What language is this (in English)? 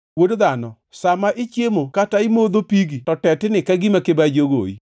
Luo (Kenya and Tanzania)